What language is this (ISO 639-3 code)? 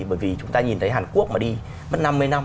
vie